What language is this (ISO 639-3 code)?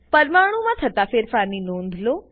guj